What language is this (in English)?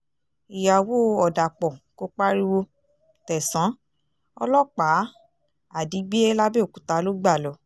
Yoruba